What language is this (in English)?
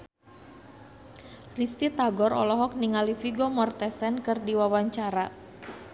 Sundanese